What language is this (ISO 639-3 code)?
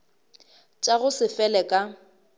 nso